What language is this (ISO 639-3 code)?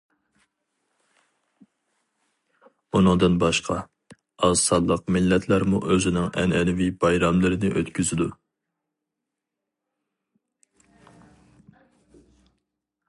uig